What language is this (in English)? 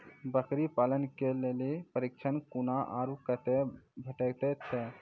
Maithili